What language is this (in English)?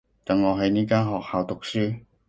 Cantonese